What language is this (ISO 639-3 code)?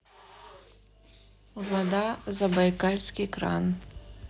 rus